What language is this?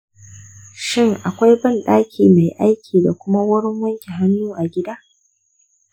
Hausa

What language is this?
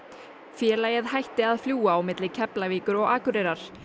Icelandic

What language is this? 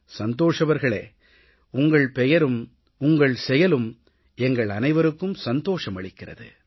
Tamil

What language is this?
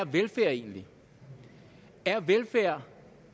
Danish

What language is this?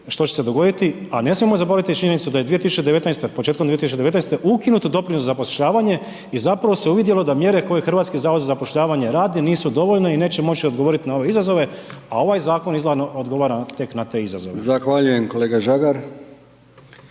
Croatian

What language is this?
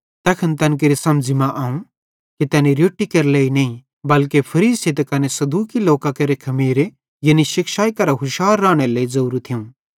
Bhadrawahi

